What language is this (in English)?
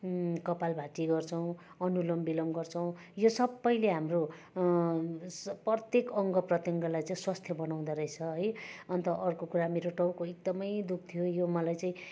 Nepali